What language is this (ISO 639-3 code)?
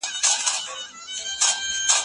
pus